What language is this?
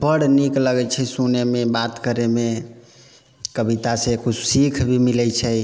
Maithili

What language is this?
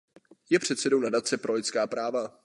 Czech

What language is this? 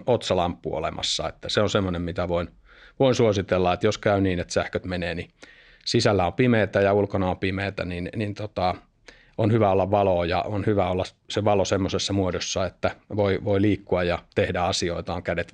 Finnish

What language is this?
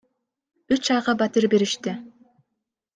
Kyrgyz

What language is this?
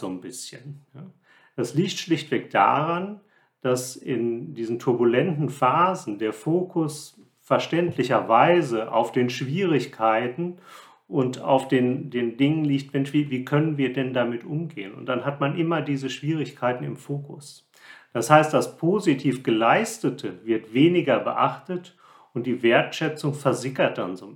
German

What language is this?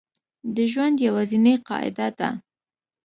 Pashto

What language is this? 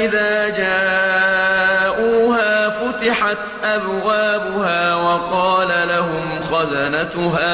Arabic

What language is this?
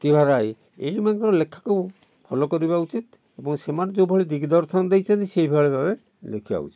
Odia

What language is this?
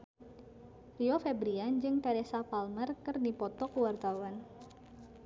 Sundanese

